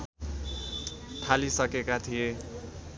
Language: Nepali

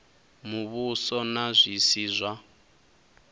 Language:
Venda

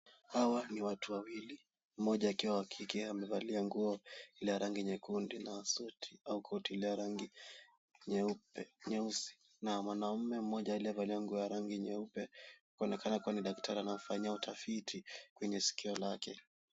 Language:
Swahili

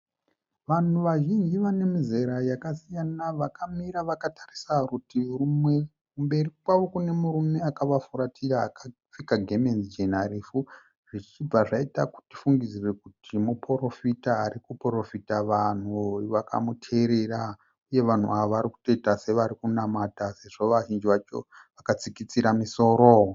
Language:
Shona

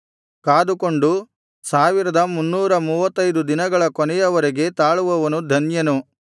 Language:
Kannada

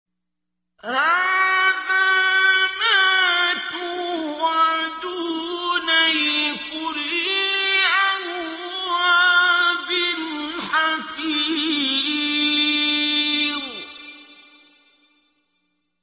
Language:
Arabic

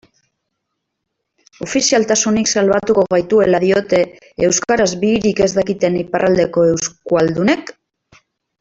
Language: Basque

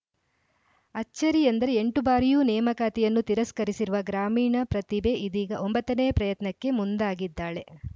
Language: Kannada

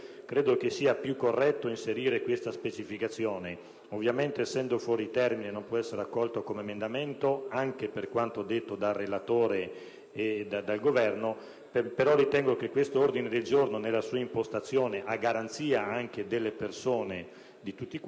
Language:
Italian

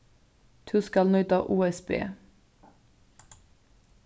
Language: Faroese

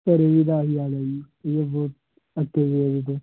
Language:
Punjabi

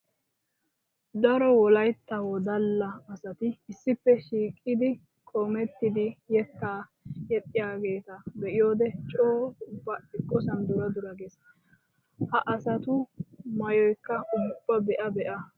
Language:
Wolaytta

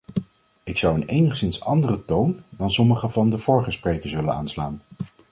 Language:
Dutch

